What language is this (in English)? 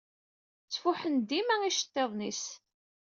Kabyle